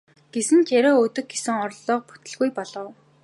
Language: Mongolian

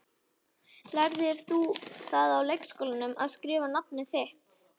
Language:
Icelandic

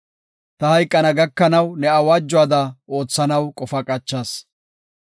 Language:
Gofa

